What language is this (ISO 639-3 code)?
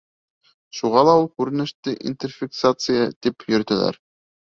bak